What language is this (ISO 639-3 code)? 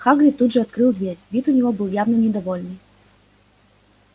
rus